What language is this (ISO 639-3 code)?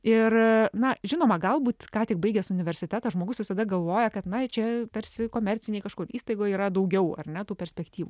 lit